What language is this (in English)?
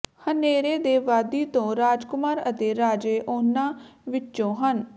Punjabi